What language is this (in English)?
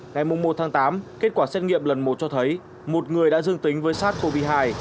Vietnamese